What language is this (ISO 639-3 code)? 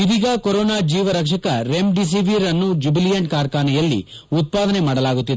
kan